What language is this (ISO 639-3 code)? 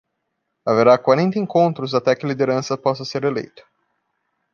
por